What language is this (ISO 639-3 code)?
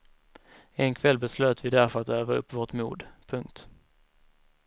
swe